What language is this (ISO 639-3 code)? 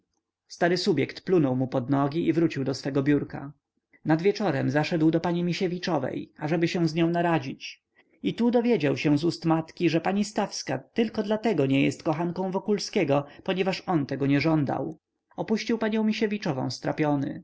pol